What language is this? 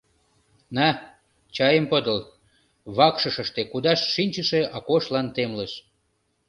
Mari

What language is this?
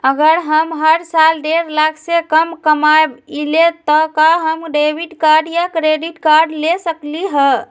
Magahi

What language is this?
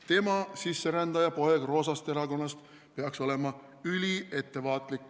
Estonian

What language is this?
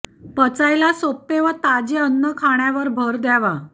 Marathi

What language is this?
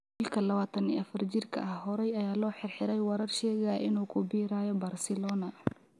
Somali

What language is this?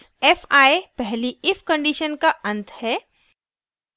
Hindi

